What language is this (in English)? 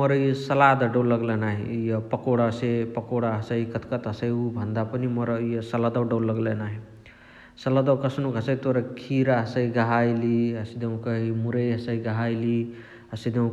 Chitwania Tharu